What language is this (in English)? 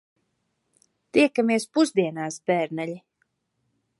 Latvian